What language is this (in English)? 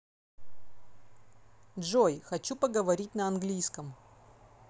Russian